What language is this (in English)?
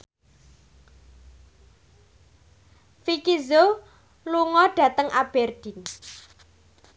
Javanese